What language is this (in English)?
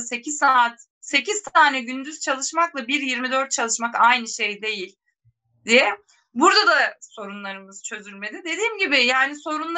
Turkish